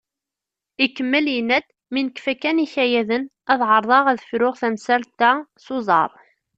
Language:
Kabyle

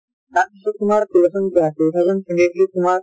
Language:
Assamese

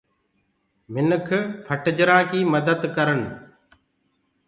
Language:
Gurgula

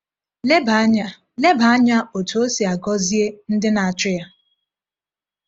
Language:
Igbo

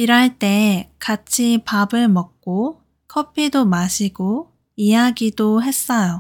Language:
Korean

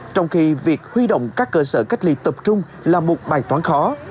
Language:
Vietnamese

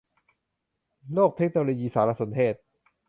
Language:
Thai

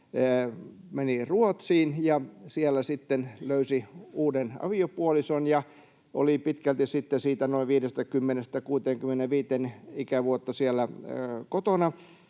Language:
Finnish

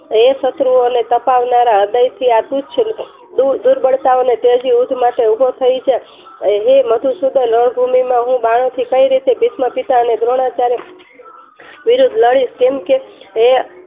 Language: Gujarati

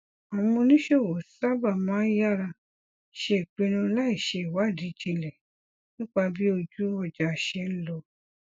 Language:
Yoruba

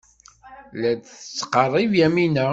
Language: Kabyle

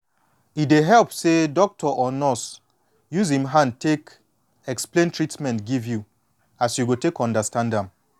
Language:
Nigerian Pidgin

